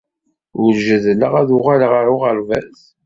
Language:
Kabyle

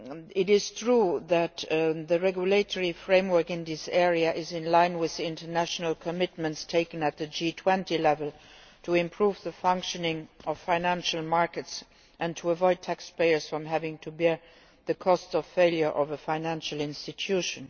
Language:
English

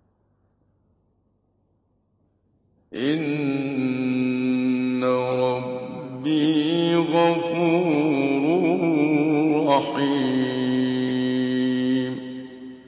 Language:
Arabic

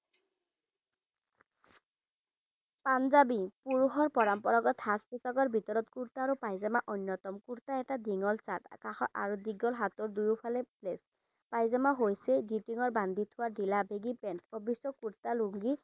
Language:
Assamese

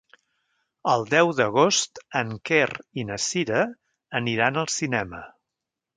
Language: Catalan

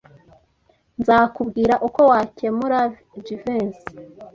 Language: Kinyarwanda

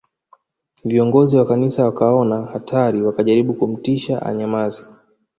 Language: Swahili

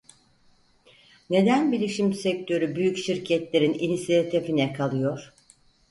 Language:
Turkish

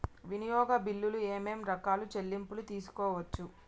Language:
Telugu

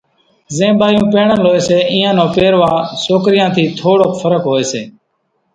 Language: Kachi Koli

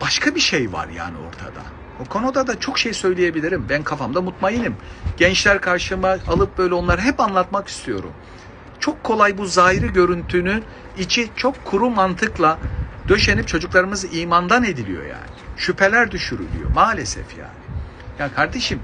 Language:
Turkish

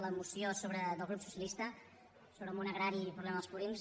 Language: Catalan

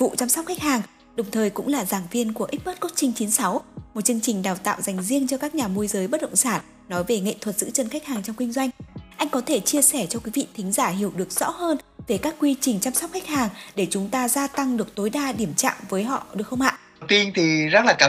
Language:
Vietnamese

